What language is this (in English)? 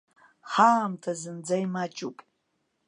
Abkhazian